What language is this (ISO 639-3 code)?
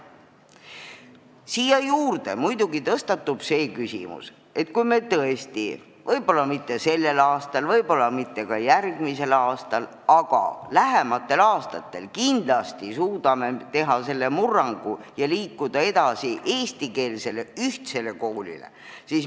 est